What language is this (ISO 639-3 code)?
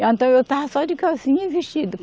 por